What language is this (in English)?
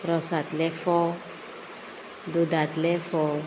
Konkani